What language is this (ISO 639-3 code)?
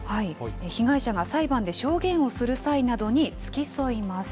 jpn